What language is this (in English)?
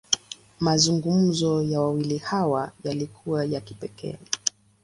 Swahili